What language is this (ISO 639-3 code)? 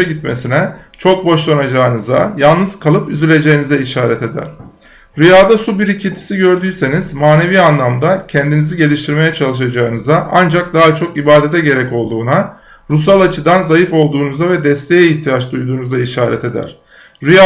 tur